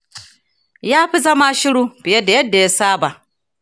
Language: Hausa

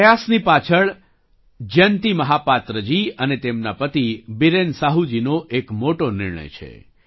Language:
Gujarati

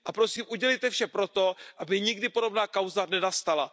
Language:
Czech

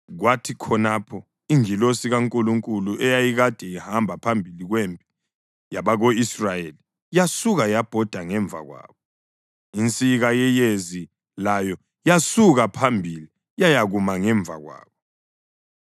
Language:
North Ndebele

